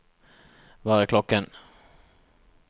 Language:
Norwegian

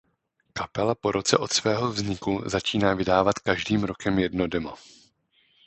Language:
Czech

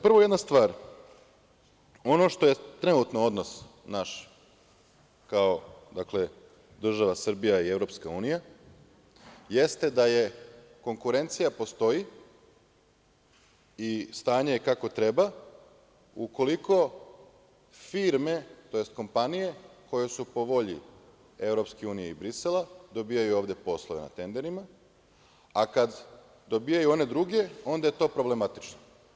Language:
Serbian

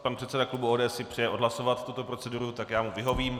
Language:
Czech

